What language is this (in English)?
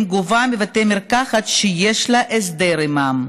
Hebrew